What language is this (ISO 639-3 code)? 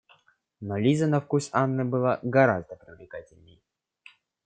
rus